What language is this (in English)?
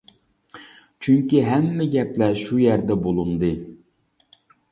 Uyghur